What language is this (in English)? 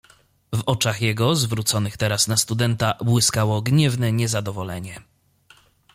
Polish